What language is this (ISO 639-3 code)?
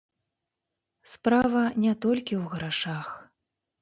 bel